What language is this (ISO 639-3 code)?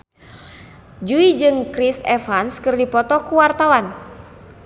sun